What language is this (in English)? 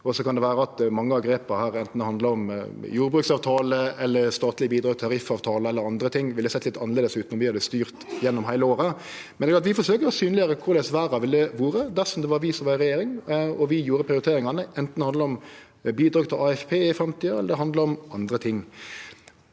Norwegian